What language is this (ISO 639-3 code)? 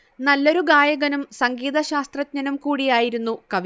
mal